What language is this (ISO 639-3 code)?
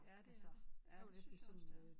dan